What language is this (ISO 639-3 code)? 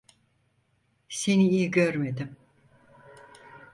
tur